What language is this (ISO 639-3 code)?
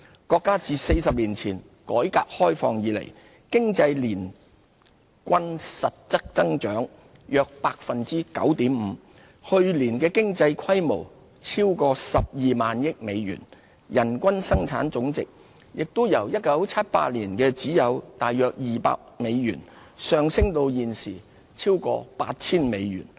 yue